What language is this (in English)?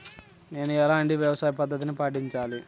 Telugu